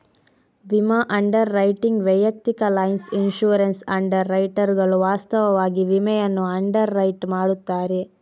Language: Kannada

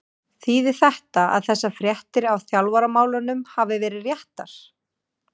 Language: Icelandic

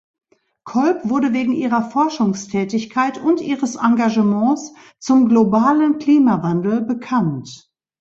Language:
German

